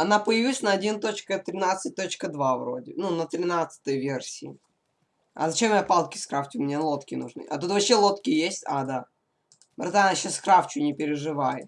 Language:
Russian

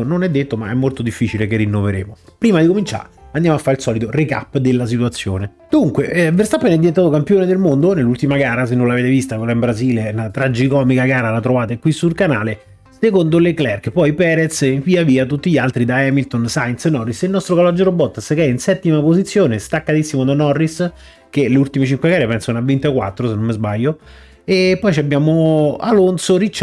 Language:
Italian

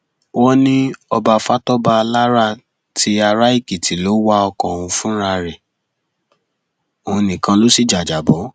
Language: Yoruba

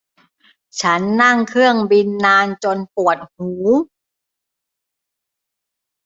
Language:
Thai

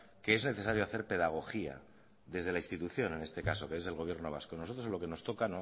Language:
Spanish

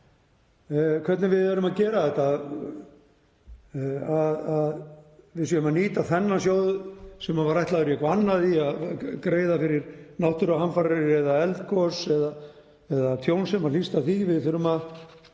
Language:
Icelandic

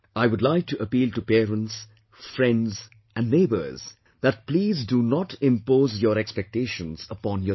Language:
English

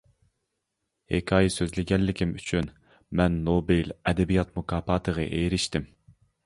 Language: Uyghur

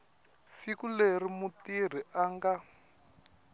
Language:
Tsonga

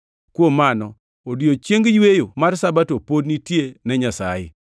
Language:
Luo (Kenya and Tanzania)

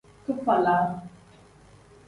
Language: Tem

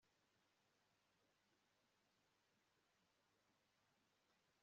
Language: Kinyarwanda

